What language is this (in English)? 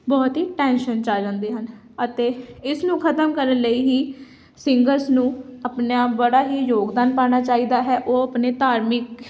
Punjabi